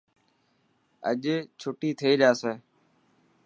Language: Dhatki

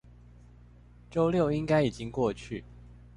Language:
Chinese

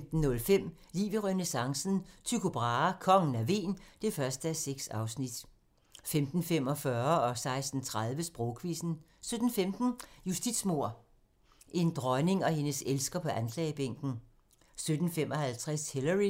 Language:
Danish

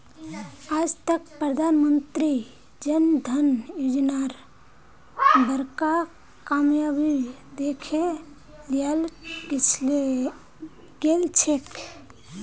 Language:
Magahi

